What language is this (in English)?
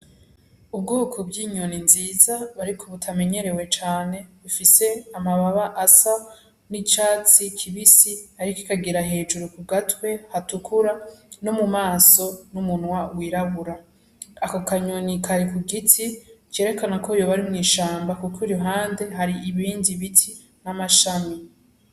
Rundi